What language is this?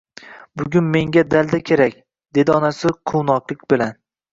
Uzbek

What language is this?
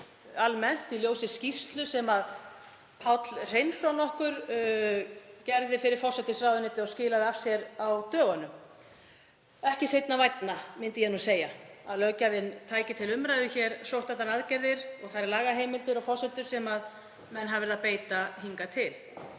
Icelandic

